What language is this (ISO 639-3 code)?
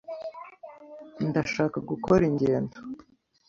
kin